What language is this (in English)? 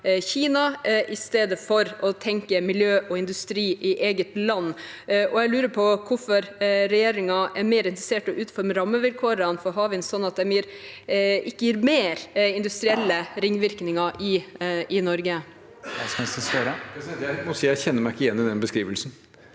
Norwegian